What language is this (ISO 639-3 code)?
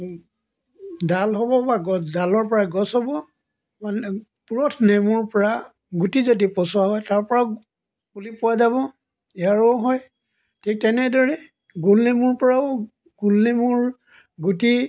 asm